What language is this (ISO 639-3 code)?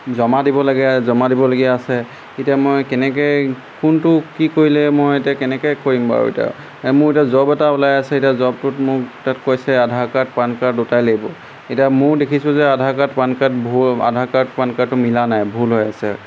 asm